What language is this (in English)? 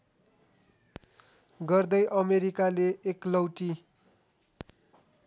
Nepali